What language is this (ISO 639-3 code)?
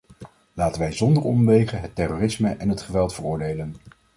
nld